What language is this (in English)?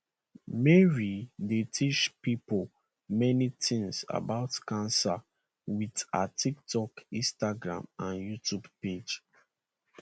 Nigerian Pidgin